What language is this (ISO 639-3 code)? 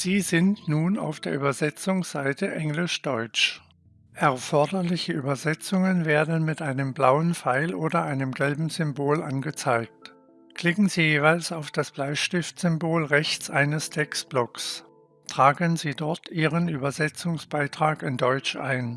deu